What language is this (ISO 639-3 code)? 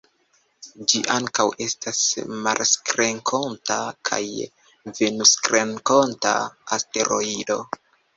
epo